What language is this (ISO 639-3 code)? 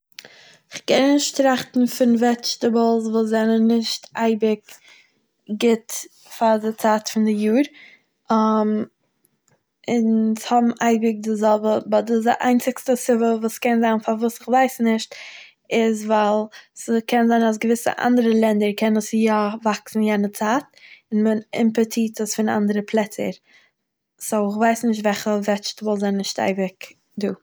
yid